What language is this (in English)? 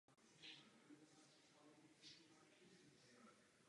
Czech